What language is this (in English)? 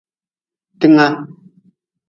Nawdm